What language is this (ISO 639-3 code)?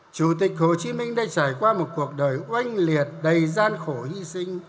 vie